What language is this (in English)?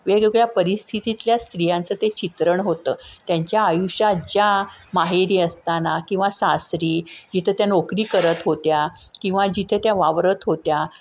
Marathi